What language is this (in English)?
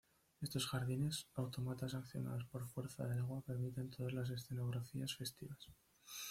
Spanish